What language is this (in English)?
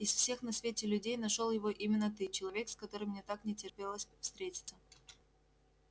Russian